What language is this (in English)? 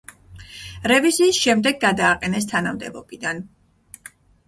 Georgian